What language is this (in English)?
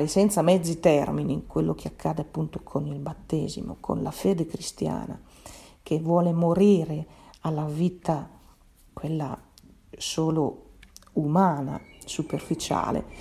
Italian